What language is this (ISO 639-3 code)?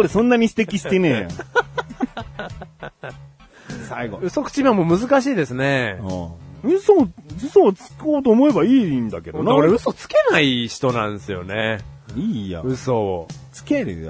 jpn